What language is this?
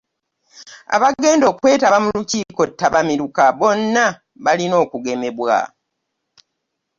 Ganda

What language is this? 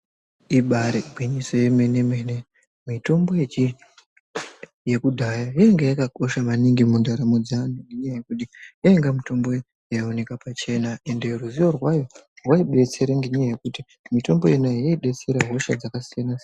Ndau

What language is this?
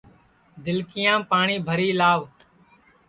Sansi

